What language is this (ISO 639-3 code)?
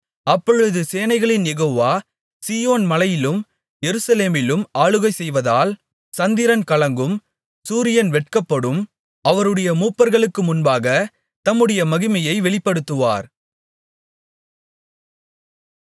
tam